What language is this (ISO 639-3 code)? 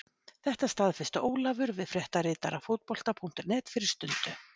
isl